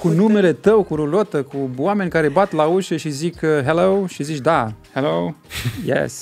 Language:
Romanian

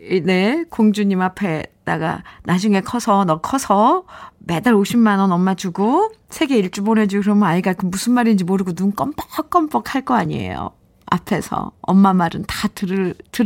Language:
Korean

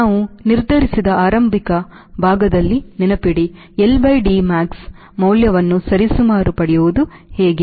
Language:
Kannada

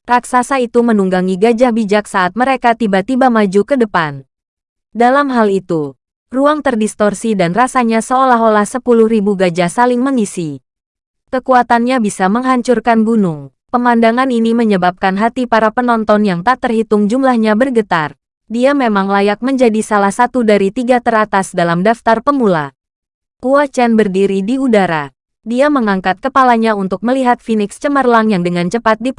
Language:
Indonesian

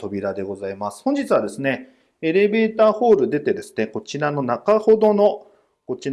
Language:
Japanese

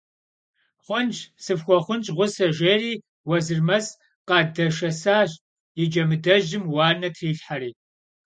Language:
Kabardian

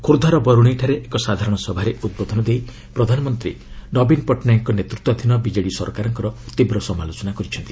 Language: Odia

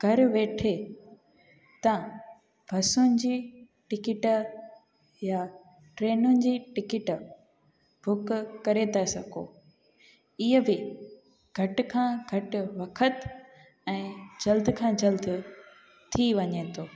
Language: Sindhi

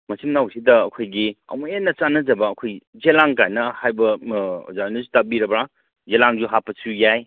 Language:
Manipuri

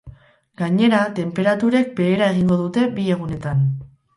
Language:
Basque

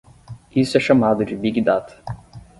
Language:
Portuguese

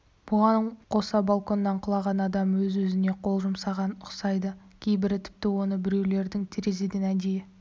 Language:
Kazakh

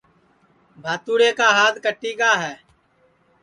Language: Sansi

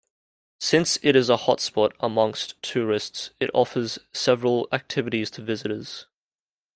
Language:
English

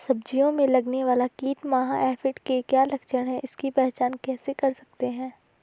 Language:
Hindi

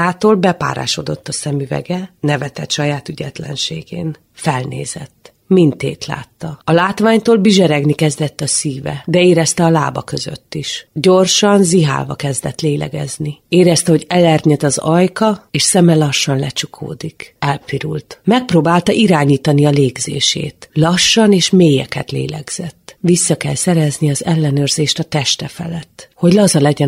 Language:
Hungarian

